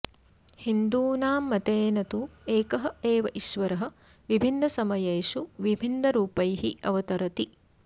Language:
Sanskrit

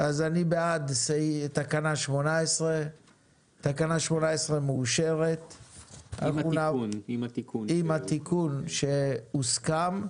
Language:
Hebrew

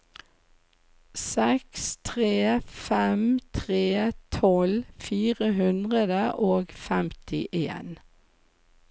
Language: Norwegian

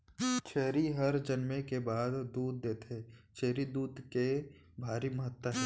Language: Chhattisgarhi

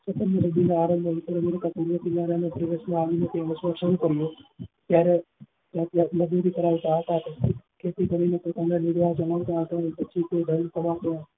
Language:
Gujarati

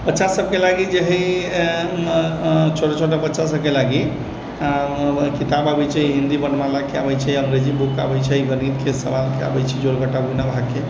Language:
Maithili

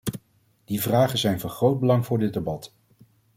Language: Dutch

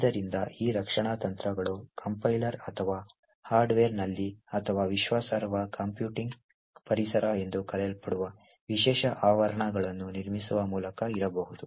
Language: Kannada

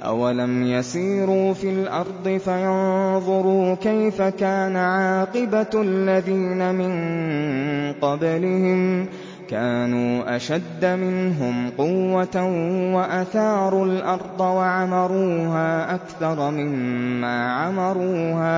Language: Arabic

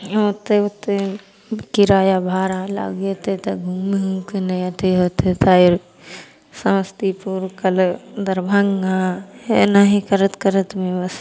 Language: Maithili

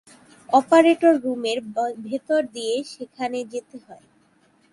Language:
Bangla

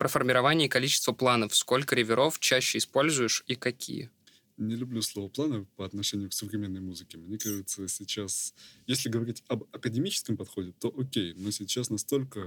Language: Russian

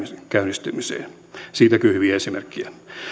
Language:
Finnish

